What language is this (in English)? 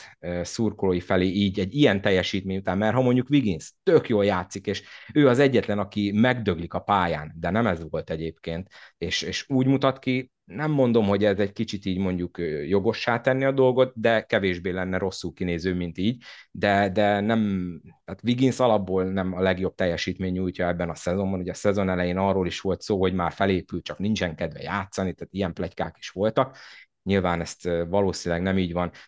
Hungarian